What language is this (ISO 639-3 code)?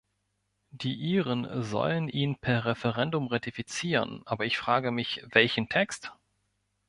deu